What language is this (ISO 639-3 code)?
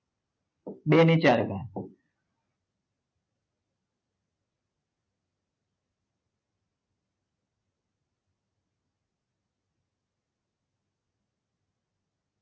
guj